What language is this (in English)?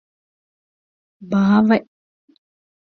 Divehi